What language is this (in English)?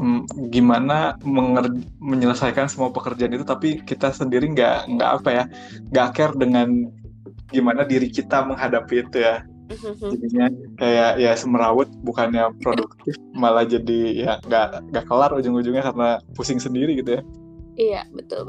Indonesian